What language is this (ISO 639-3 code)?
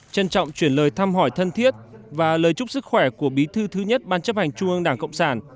vie